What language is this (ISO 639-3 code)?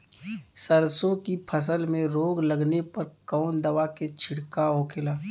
bho